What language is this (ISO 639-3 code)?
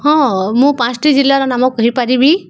ori